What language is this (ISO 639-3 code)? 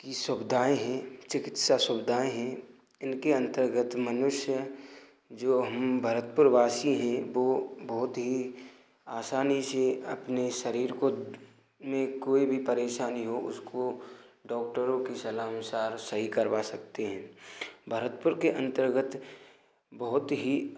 hin